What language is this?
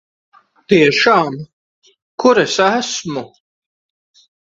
Latvian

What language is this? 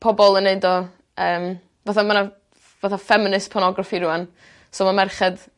Welsh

